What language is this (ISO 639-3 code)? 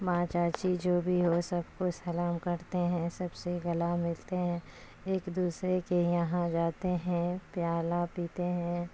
urd